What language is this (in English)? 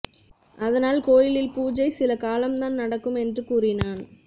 Tamil